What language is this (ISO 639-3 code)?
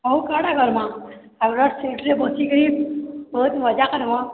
ori